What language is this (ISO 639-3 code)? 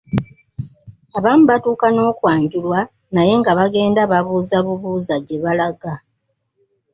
lug